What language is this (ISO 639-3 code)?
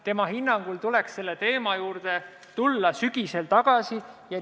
est